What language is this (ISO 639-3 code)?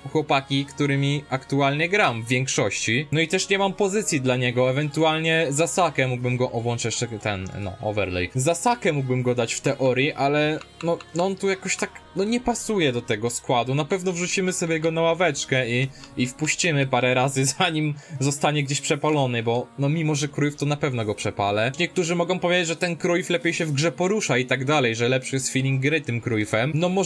pol